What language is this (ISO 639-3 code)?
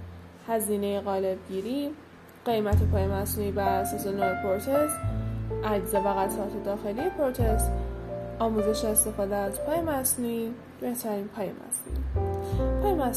fas